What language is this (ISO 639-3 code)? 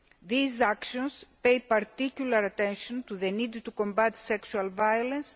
eng